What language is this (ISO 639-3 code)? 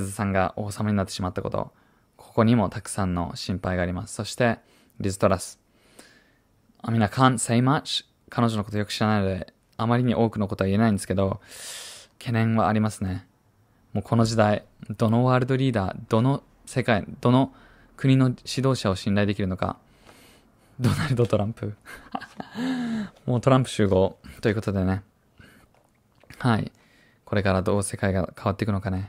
jpn